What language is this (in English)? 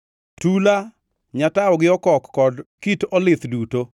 Luo (Kenya and Tanzania)